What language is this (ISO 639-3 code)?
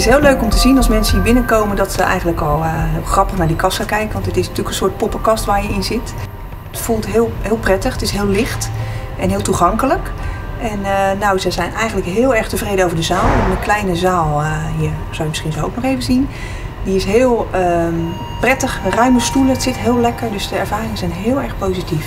nld